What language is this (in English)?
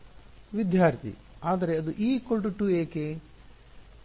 Kannada